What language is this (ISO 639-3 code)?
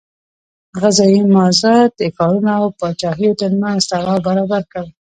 pus